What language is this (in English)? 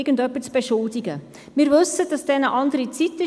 Swiss German